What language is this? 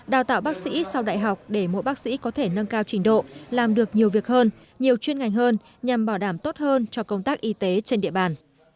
Vietnamese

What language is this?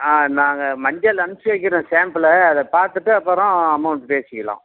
Tamil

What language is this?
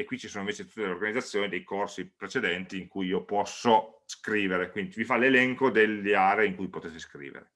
Italian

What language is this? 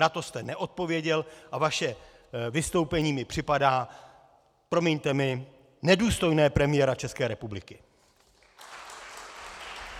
Czech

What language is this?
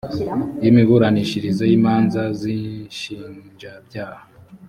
Kinyarwanda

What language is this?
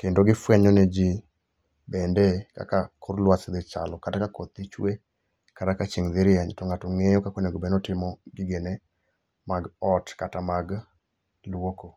Luo (Kenya and Tanzania)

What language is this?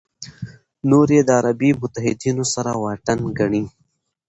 Pashto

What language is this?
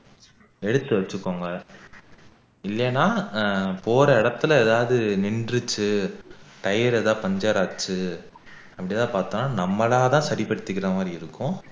Tamil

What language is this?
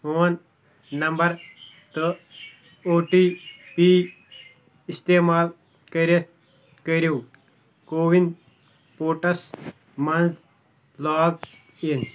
Kashmiri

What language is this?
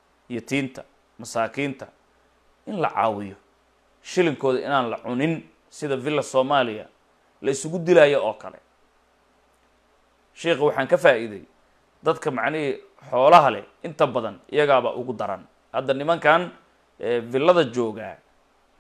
Arabic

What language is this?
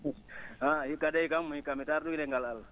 Fula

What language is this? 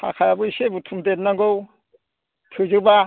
Bodo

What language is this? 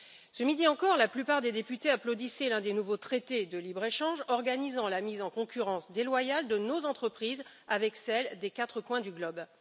French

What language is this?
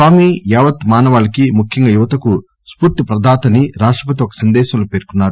Telugu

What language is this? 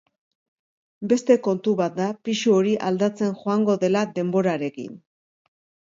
Basque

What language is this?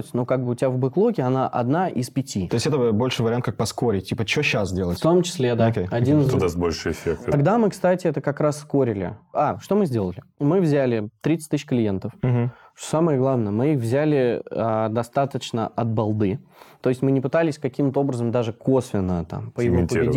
Russian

